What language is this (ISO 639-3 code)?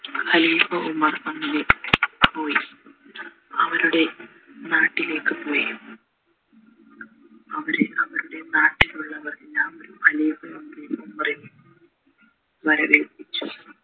mal